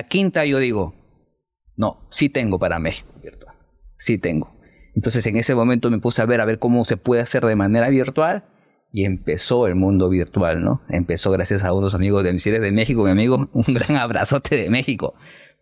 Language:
Spanish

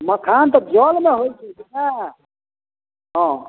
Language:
Maithili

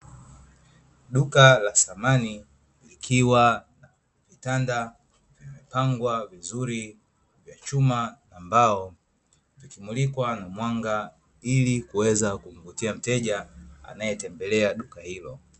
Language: Swahili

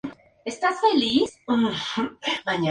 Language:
Spanish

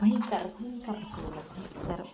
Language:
Odia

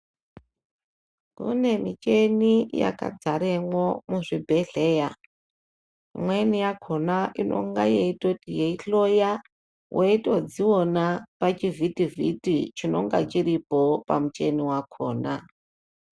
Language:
Ndau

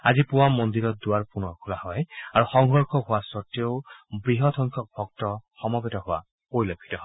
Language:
Assamese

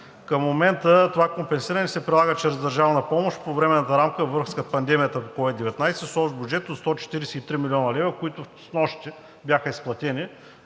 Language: Bulgarian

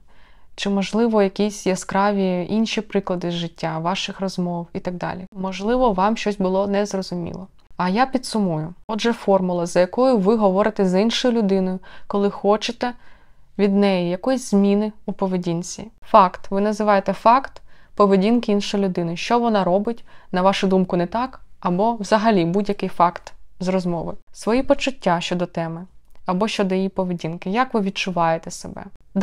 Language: Ukrainian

